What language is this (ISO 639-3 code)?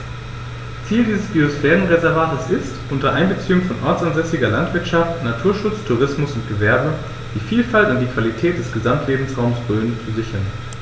deu